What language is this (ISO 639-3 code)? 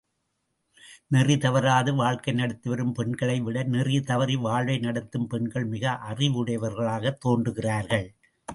tam